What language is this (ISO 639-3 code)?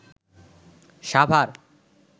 ben